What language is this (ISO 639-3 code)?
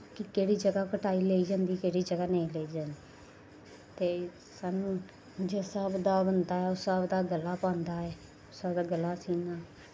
doi